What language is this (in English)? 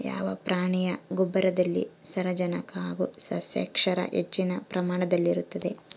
Kannada